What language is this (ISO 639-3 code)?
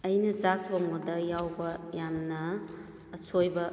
mni